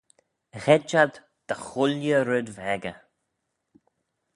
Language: Manx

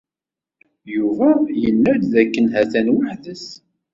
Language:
Kabyle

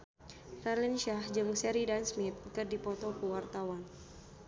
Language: Sundanese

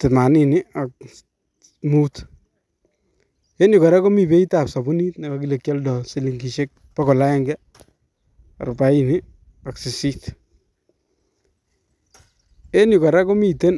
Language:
Kalenjin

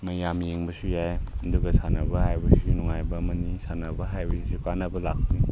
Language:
Manipuri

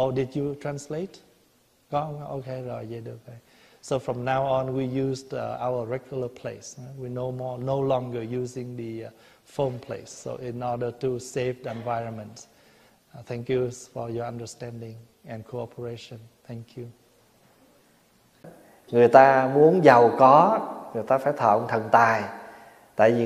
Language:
Vietnamese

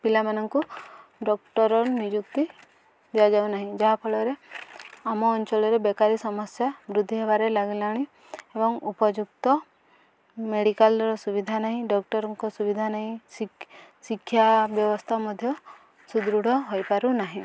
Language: Odia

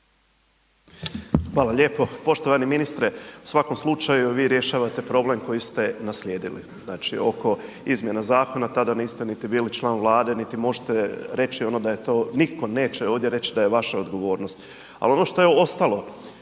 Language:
Croatian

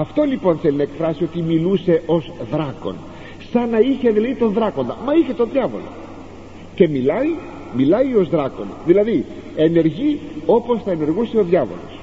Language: Greek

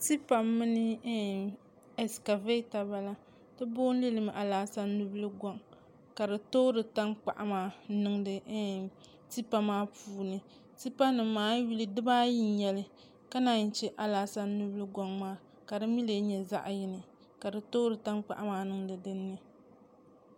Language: Dagbani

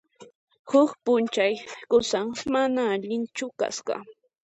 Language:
Puno Quechua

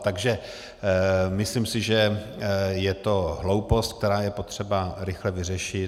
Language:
Czech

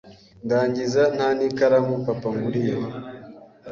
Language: Kinyarwanda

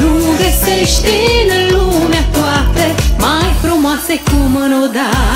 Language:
Romanian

